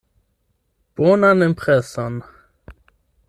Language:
Esperanto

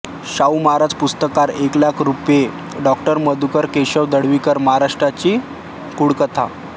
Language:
Marathi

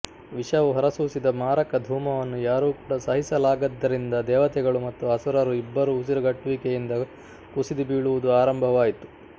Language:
Kannada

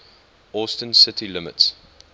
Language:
English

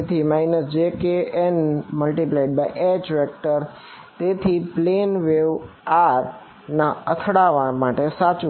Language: Gujarati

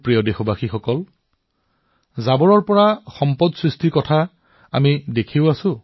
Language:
Assamese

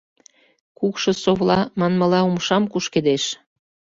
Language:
Mari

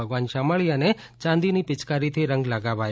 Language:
Gujarati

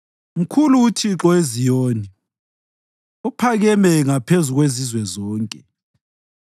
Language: North Ndebele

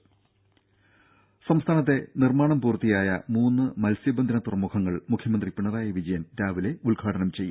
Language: Malayalam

